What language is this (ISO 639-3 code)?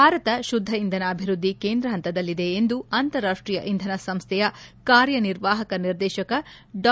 kan